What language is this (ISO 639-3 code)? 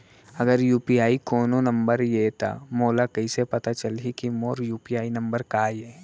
hne